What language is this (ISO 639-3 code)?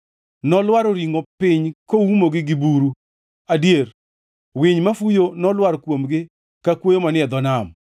luo